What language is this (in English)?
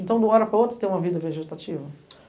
Portuguese